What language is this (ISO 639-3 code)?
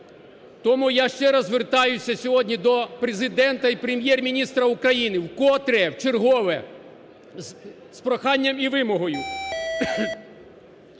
ukr